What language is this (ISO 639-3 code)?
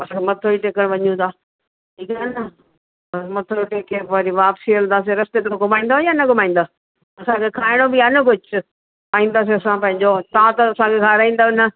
snd